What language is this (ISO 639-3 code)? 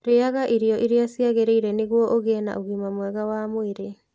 kik